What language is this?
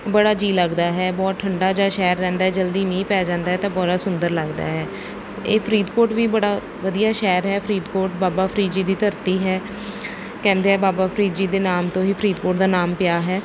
Punjabi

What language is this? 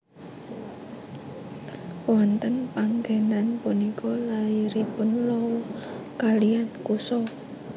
Javanese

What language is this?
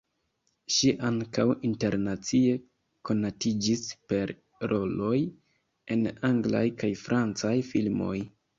Esperanto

